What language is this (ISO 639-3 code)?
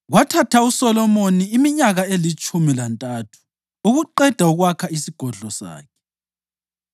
nde